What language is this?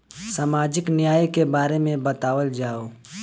Bhojpuri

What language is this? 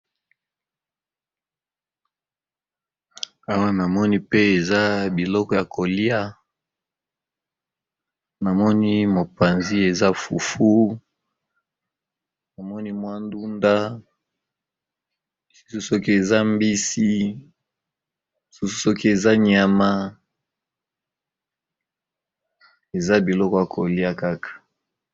Lingala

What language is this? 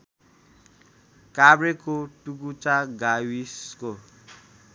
Nepali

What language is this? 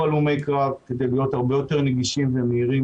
Hebrew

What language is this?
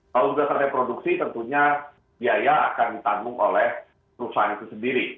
Indonesian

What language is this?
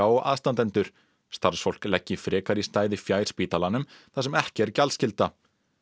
Icelandic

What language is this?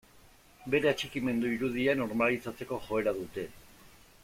Basque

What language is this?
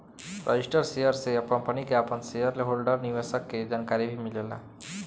Bhojpuri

